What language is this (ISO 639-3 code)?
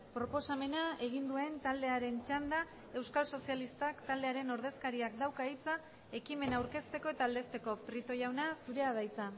eus